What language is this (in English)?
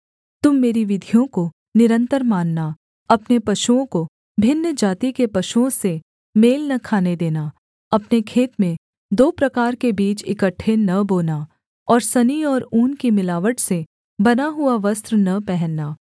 Hindi